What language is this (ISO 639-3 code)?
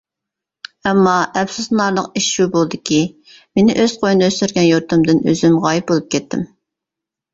uig